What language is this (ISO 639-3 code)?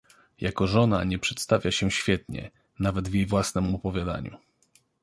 pol